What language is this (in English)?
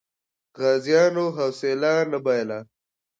Pashto